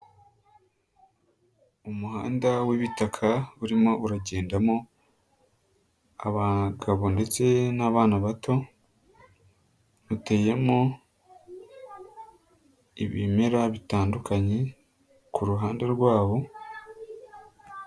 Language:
Kinyarwanda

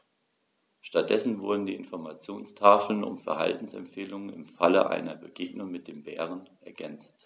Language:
German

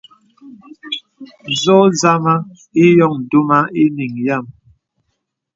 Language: Bebele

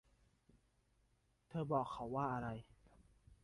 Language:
Thai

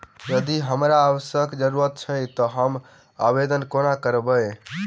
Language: Maithili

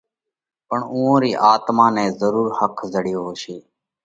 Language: Parkari Koli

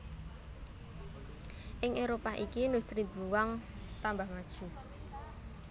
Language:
Javanese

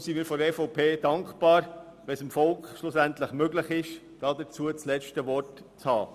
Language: Swiss German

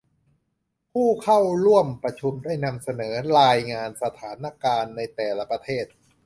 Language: Thai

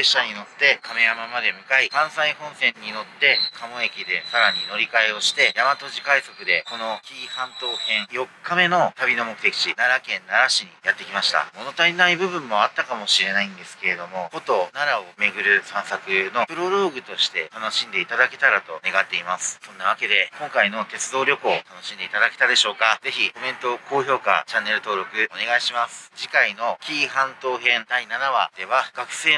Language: Japanese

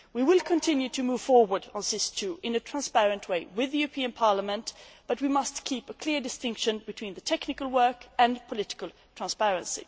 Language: English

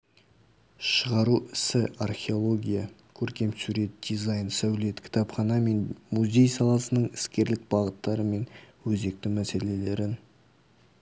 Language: Kazakh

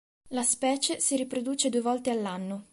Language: Italian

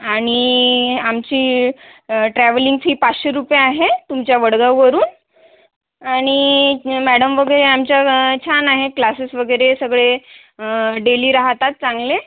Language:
Marathi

